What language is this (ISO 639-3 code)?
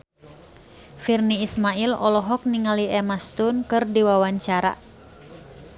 sun